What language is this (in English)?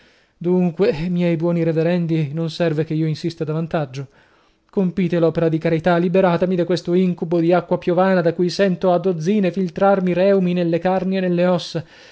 Italian